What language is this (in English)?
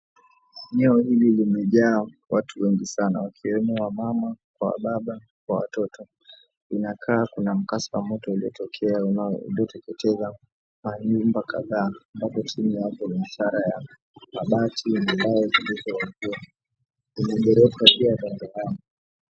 Swahili